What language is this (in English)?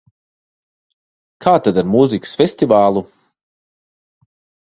Latvian